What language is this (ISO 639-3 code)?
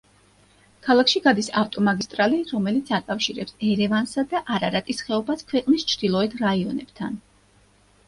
kat